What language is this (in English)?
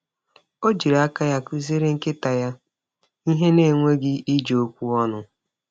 Igbo